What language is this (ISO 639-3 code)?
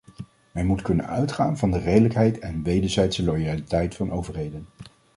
nld